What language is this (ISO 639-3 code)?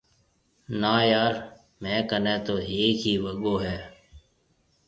mve